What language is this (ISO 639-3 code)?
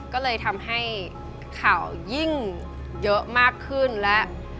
tha